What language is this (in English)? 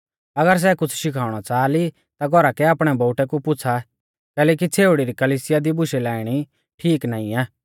Mahasu Pahari